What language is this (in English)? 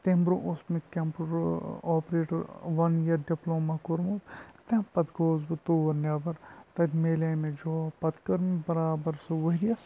Kashmiri